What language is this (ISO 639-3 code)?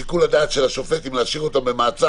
heb